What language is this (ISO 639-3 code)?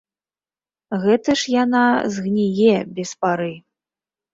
bel